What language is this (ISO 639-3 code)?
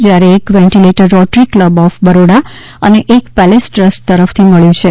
guj